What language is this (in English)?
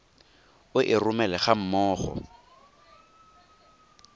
Tswana